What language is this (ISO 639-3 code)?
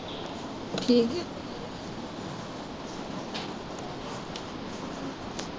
pan